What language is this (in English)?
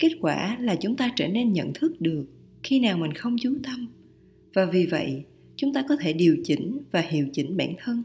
Vietnamese